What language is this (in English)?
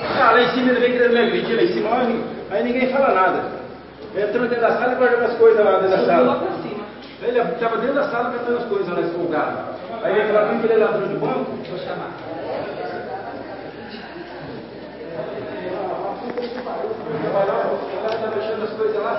Portuguese